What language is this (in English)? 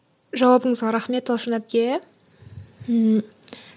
Kazakh